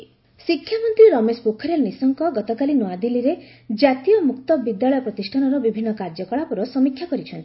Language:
Odia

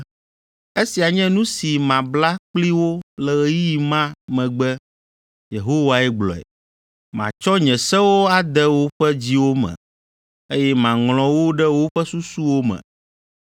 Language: Ewe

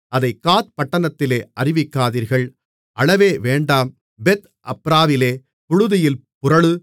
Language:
Tamil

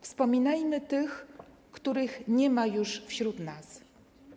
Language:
Polish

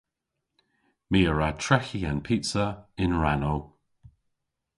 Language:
Cornish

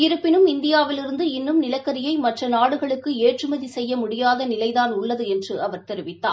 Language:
Tamil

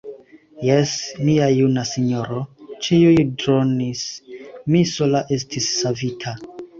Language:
Esperanto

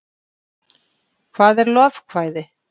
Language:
Icelandic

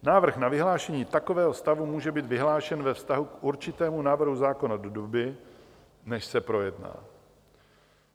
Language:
Czech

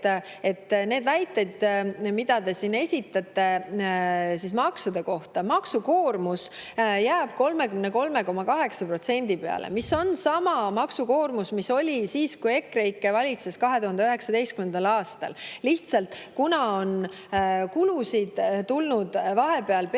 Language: Estonian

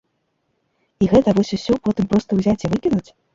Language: Belarusian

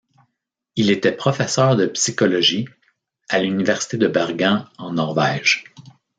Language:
French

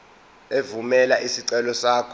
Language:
Zulu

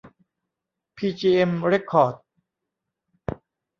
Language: Thai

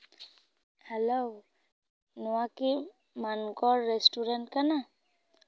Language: Santali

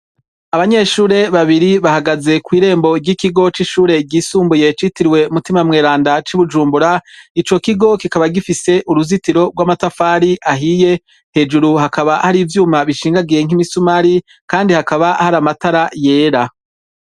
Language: Rundi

